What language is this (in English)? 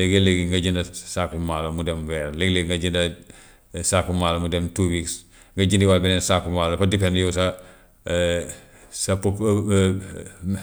Gambian Wolof